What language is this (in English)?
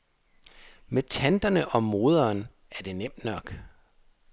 Danish